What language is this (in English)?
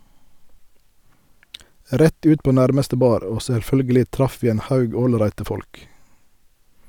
Norwegian